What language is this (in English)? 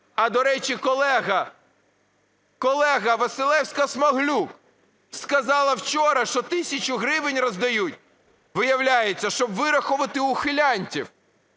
Ukrainian